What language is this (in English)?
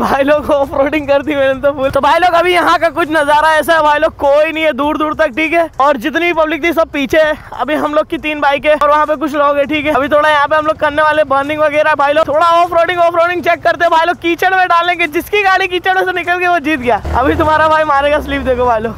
Hindi